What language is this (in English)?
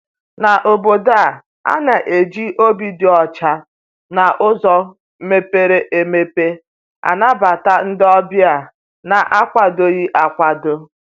Igbo